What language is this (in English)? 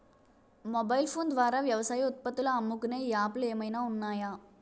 Telugu